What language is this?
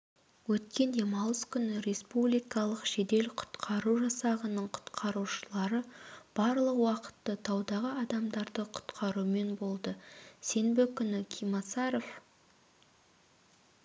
Kazakh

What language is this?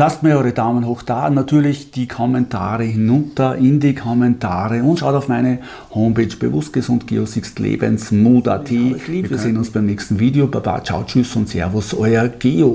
German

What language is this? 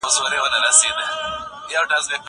Pashto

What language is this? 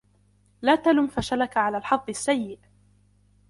Arabic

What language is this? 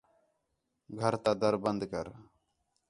Khetrani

